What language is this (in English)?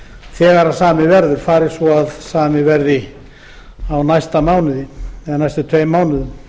Icelandic